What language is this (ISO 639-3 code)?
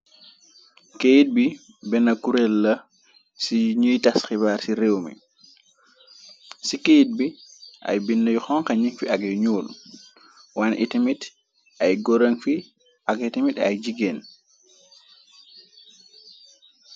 wol